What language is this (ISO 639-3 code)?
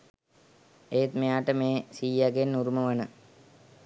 sin